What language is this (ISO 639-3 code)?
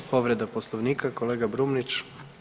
hrv